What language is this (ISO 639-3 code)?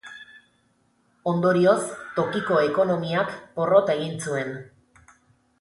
eus